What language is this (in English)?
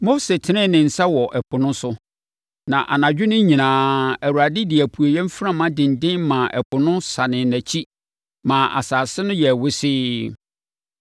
Akan